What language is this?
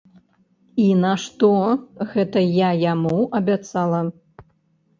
Belarusian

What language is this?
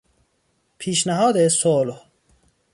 Persian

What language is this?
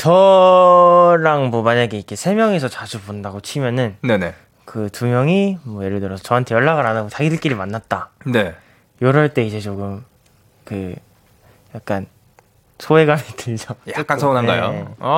Korean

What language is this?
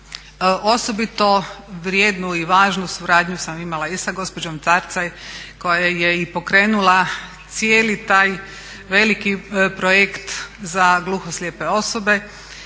Croatian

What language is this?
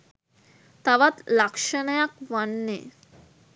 Sinhala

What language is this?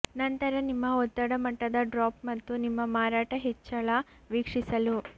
Kannada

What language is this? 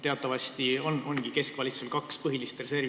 Estonian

